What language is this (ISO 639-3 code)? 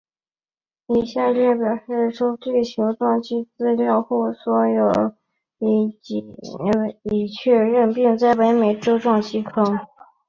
zho